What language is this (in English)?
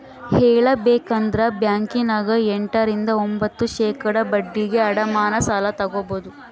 Kannada